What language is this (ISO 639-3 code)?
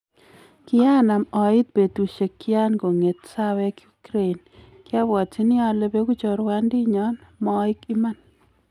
kln